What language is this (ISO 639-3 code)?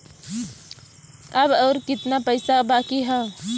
bho